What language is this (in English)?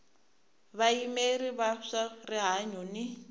Tsonga